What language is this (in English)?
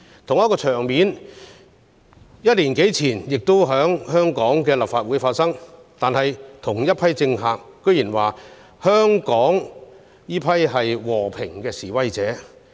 Cantonese